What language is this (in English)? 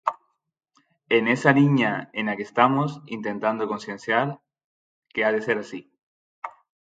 Galician